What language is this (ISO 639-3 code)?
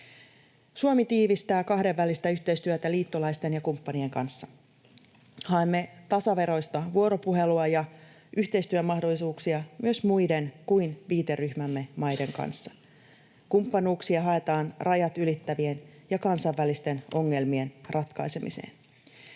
fin